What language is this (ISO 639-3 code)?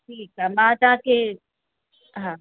snd